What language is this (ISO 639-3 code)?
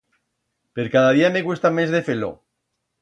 arg